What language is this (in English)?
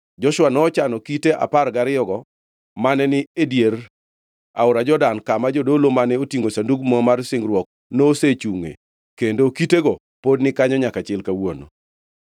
Luo (Kenya and Tanzania)